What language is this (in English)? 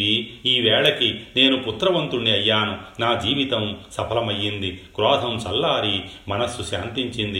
Telugu